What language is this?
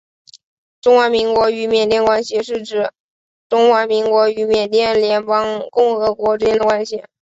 Chinese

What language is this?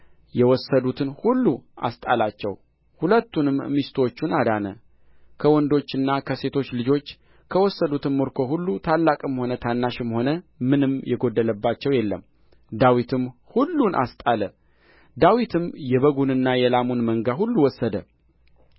Amharic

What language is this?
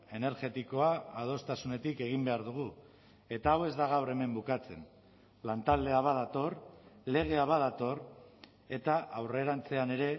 Basque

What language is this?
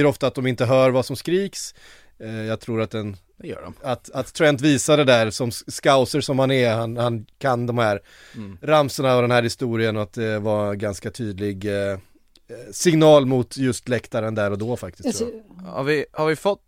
Swedish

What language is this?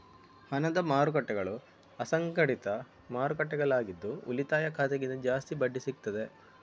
Kannada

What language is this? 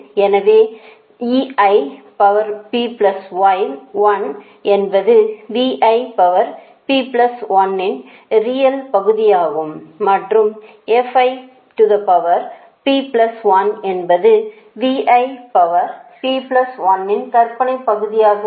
Tamil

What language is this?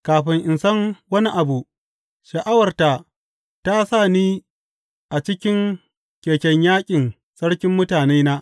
Hausa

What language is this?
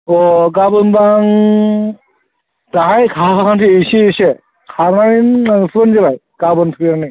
Bodo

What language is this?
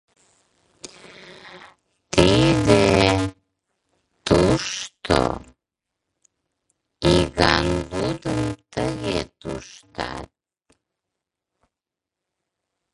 Mari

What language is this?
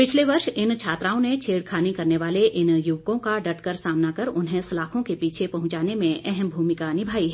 Hindi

